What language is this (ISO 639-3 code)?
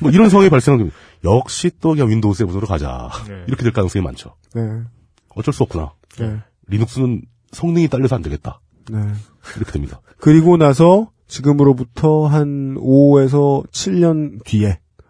kor